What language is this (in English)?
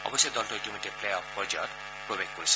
Assamese